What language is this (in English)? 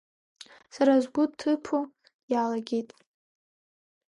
Abkhazian